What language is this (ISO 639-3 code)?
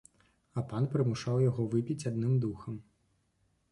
bel